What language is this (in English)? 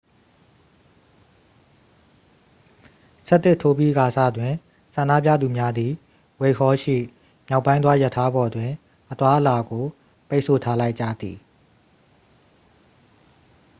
Burmese